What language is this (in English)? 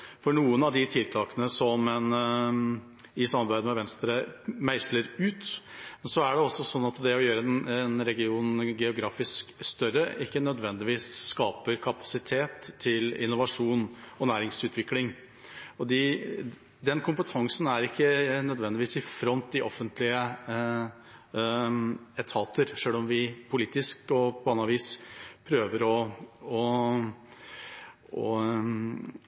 Norwegian Bokmål